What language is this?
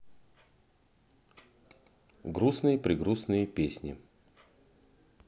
Russian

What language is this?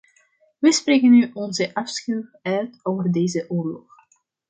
Dutch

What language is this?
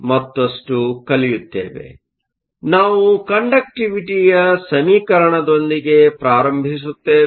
Kannada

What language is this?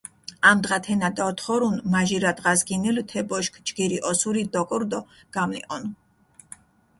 Mingrelian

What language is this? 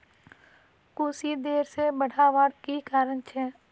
Magahi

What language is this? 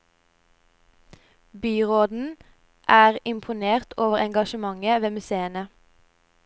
Norwegian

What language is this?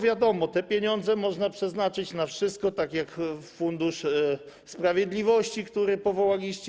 Polish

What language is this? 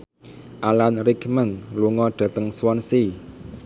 Javanese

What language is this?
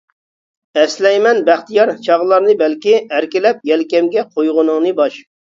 Uyghur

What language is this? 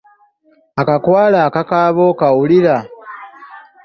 Ganda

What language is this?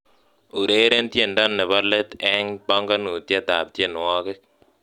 Kalenjin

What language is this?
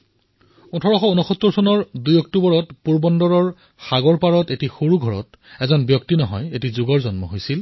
Assamese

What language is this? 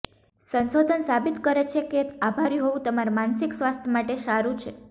Gujarati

